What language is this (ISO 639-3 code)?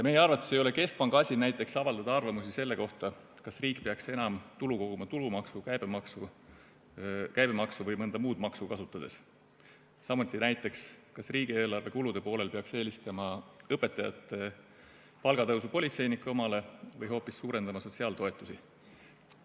est